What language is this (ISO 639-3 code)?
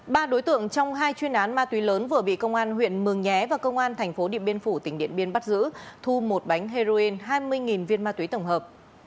vie